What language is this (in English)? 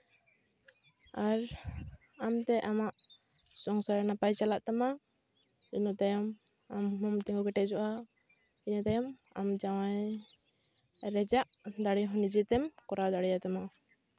Santali